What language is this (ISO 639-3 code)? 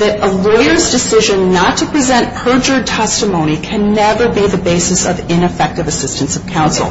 eng